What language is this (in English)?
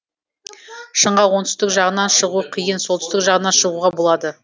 Kazakh